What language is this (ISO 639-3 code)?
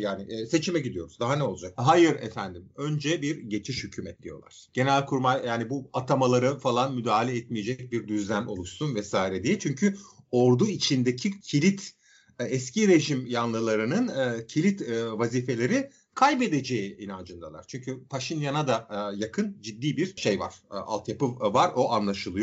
tur